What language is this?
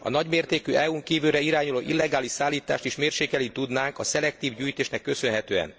Hungarian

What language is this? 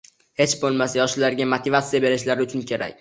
Uzbek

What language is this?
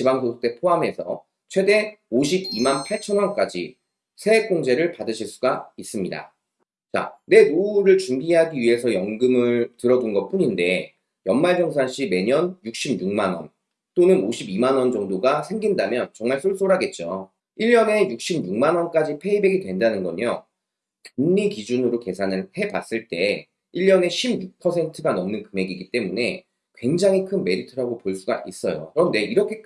Korean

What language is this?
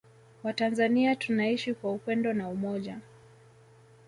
Swahili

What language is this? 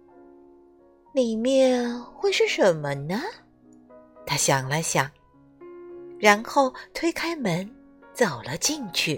Chinese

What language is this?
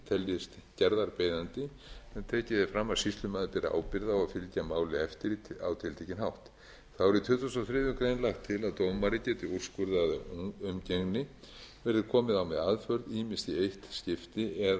Icelandic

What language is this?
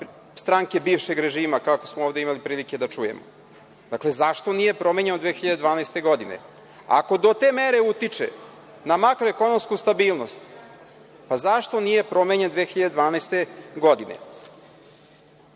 Serbian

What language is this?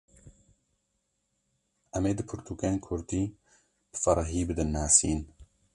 Kurdish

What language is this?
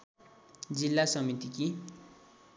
Nepali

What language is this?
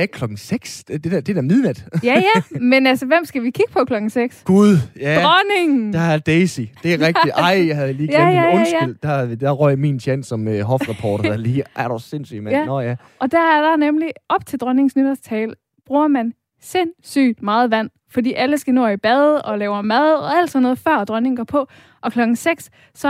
Danish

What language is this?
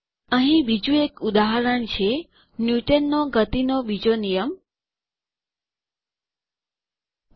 Gujarati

